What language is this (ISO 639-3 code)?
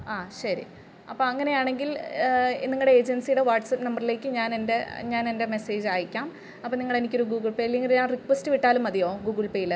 mal